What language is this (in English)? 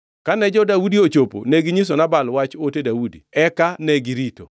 Luo (Kenya and Tanzania)